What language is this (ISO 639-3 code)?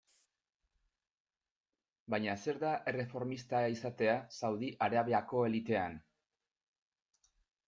eus